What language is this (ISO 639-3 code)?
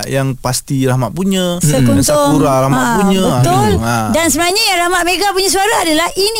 msa